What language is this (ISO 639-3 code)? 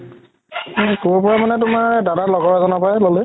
asm